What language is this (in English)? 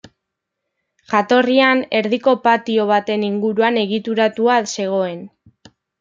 Basque